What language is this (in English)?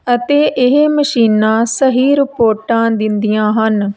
Punjabi